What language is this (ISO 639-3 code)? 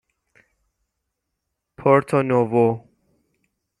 fas